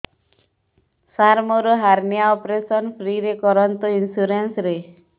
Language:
Odia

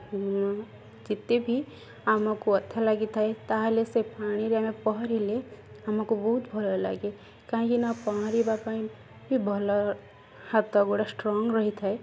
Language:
Odia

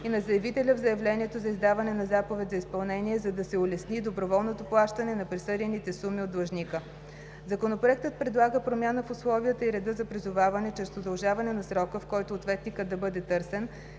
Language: Bulgarian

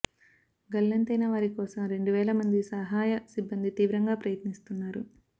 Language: Telugu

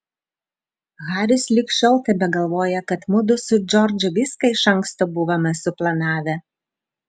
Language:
Lithuanian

